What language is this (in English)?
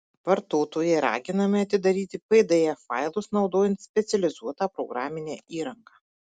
Lithuanian